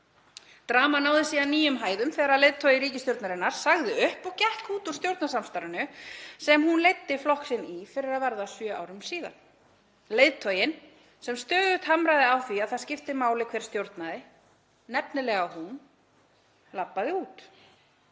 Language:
Icelandic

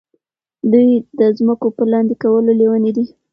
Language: Pashto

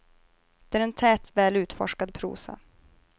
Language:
Swedish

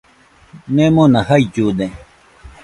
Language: Nüpode Huitoto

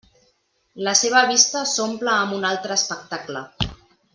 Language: Catalan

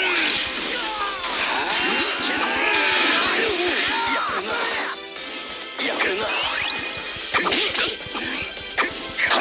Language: Korean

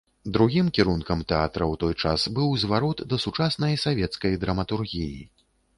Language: Belarusian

